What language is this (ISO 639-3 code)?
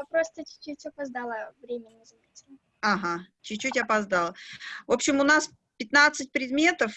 rus